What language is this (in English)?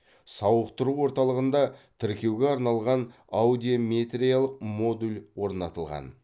Kazakh